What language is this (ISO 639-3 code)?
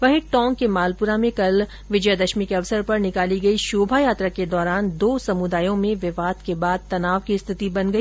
hin